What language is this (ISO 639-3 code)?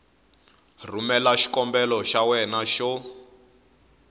tso